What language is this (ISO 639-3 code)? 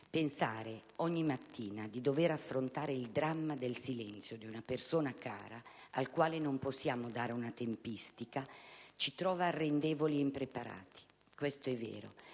ita